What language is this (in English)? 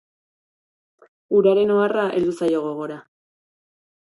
Basque